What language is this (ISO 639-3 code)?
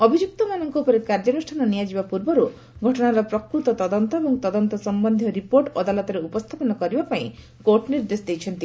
ori